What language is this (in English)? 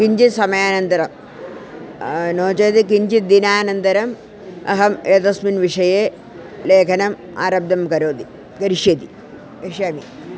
Sanskrit